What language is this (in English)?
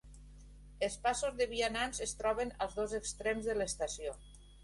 Catalan